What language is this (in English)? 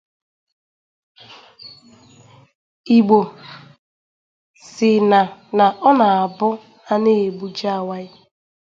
Igbo